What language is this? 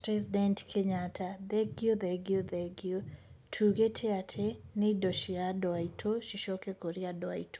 Kikuyu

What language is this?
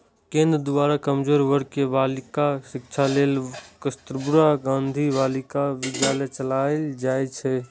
Maithili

